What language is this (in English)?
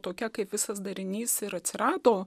Lithuanian